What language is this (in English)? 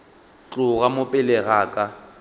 Northern Sotho